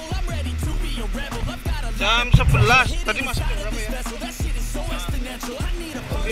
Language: Indonesian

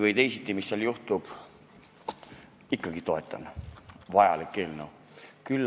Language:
Estonian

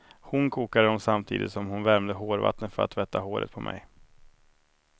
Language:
Swedish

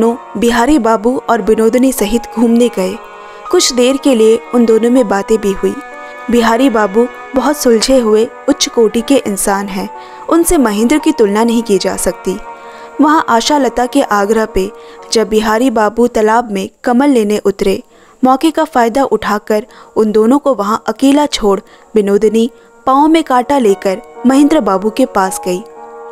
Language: Hindi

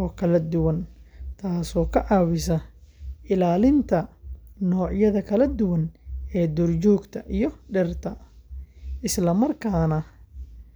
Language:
Somali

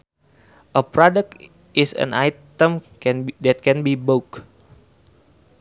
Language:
Sundanese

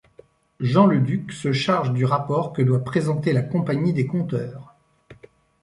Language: French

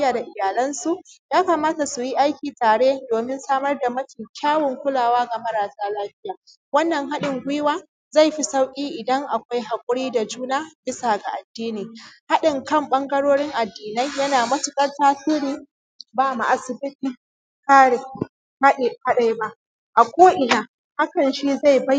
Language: Hausa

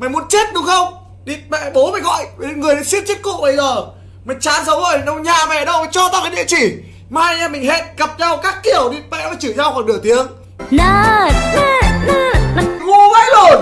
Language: Vietnamese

